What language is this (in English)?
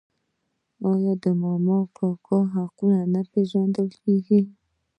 Pashto